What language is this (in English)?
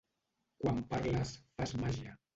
Catalan